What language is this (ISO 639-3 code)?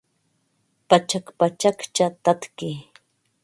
qva